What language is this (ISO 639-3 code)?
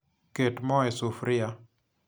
luo